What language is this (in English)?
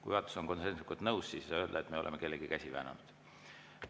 Estonian